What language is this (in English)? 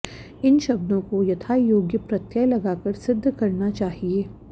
Sanskrit